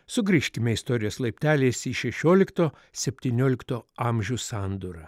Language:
Lithuanian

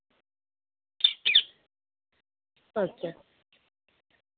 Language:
Santali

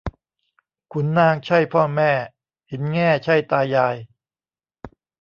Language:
Thai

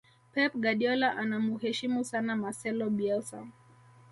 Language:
Swahili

